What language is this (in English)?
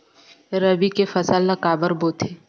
Chhattisgarhi